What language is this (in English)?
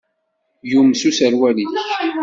Kabyle